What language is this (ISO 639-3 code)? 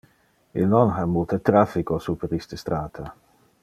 ina